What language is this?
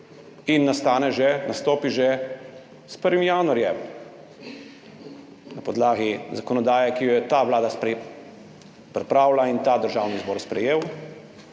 Slovenian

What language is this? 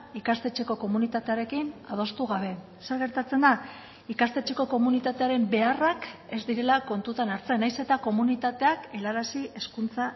Basque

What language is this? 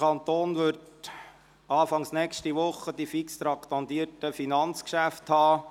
Swiss German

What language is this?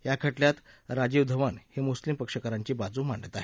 Marathi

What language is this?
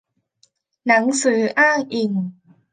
Thai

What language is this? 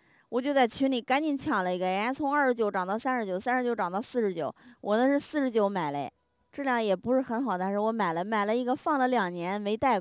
Chinese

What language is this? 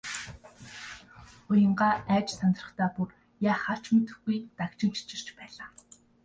Mongolian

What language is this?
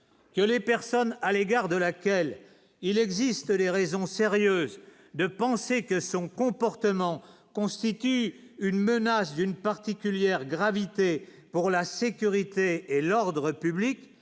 French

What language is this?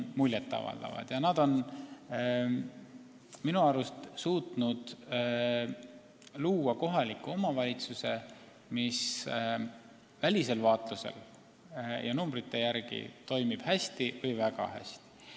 Estonian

